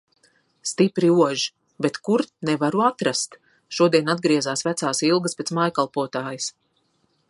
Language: Latvian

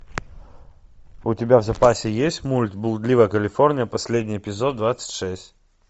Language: Russian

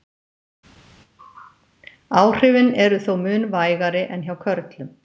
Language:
Icelandic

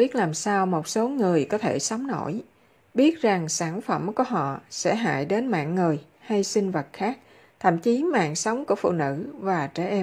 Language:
Vietnamese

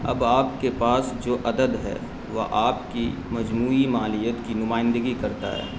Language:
Urdu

